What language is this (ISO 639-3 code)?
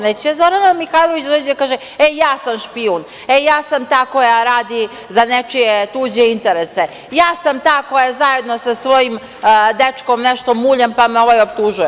srp